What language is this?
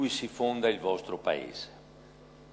Hebrew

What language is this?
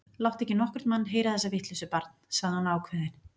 Icelandic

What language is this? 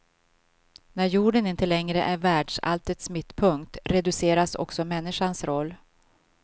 Swedish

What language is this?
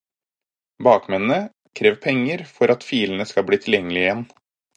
Norwegian Bokmål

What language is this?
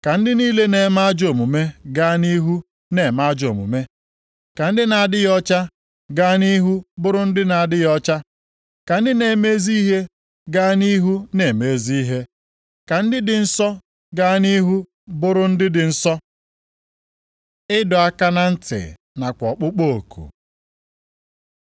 Igbo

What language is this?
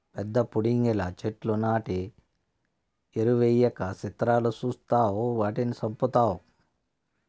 Telugu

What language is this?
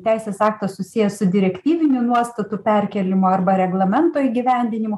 Lithuanian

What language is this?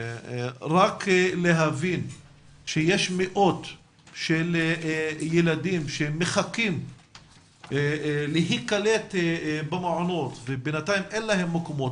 Hebrew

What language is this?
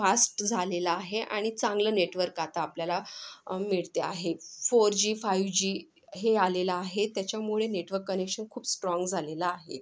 Marathi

